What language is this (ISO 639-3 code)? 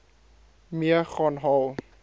afr